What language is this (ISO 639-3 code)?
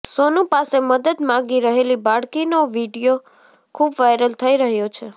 guj